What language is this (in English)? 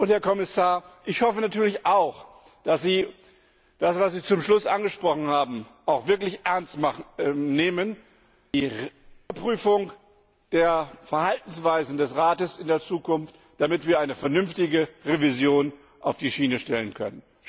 German